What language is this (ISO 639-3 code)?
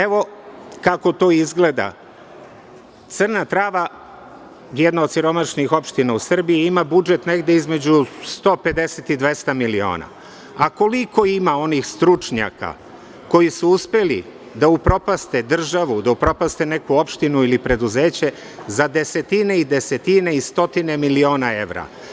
srp